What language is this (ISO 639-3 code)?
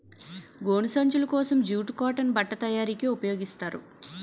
tel